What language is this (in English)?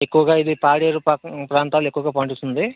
Telugu